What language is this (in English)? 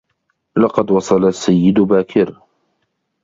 Arabic